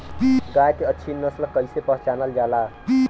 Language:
Bhojpuri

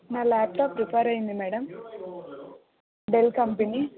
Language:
Telugu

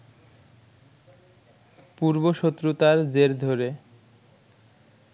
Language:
Bangla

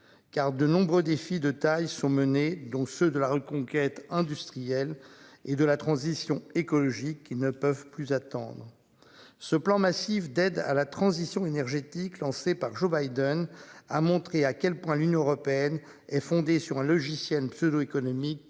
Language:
French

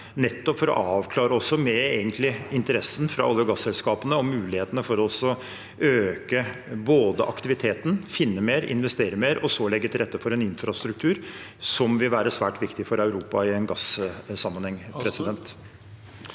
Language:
Norwegian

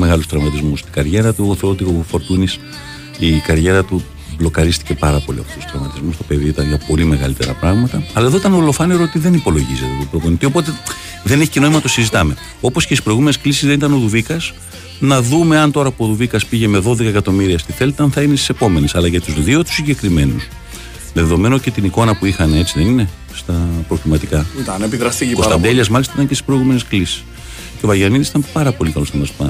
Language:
Greek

